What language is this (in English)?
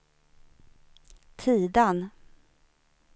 Swedish